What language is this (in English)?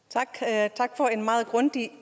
Danish